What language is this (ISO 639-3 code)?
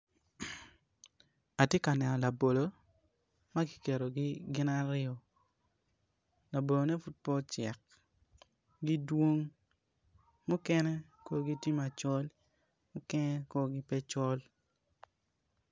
ach